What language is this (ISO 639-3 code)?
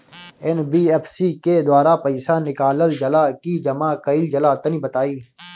bho